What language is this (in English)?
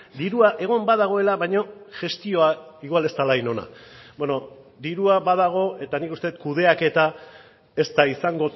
Basque